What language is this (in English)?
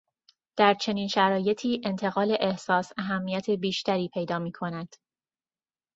Persian